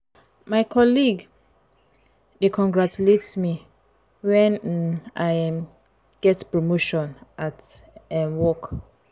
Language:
Nigerian Pidgin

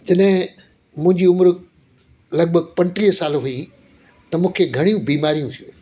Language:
Sindhi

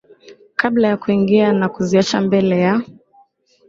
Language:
Swahili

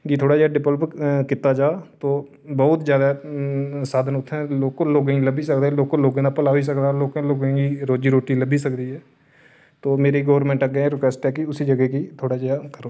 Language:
Dogri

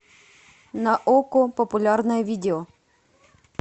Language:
Russian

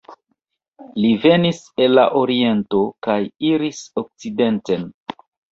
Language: Esperanto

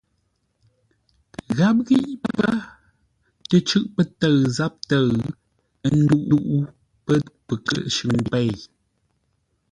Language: Ngombale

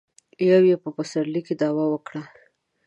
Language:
Pashto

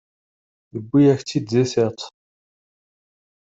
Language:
Kabyle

